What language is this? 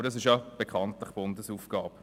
Swiss German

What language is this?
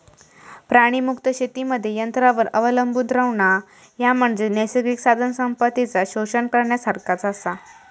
Marathi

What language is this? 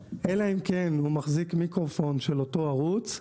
Hebrew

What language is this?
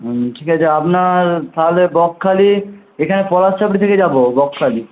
Bangla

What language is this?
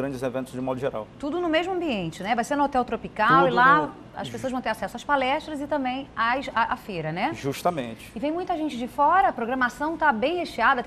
Portuguese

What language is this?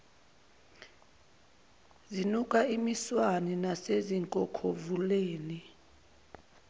Zulu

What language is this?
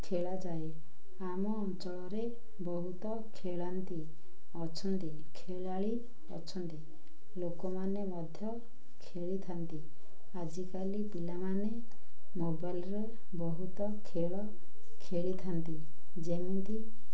Odia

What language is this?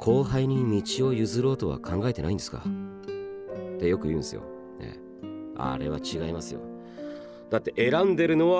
Japanese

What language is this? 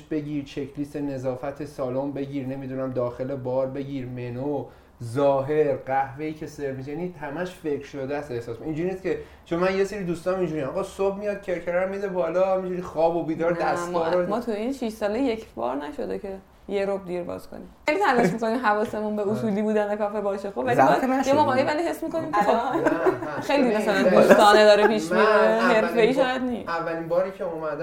Persian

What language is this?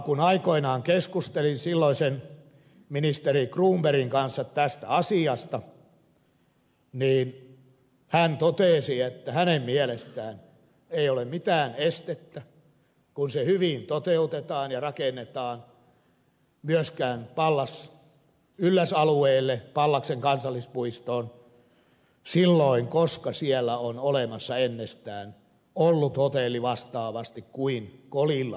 Finnish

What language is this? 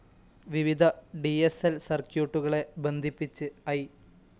Malayalam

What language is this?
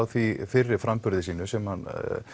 Icelandic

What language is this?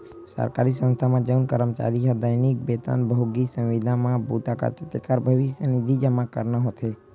Chhattisgarhi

